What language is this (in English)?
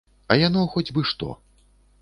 Belarusian